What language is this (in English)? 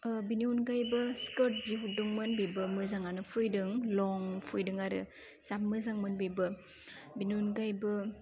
Bodo